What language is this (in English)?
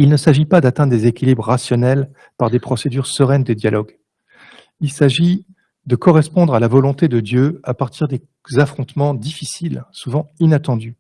French